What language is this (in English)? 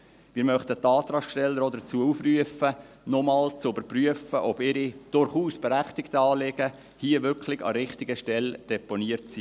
Swiss German